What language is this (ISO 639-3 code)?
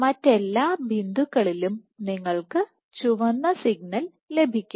mal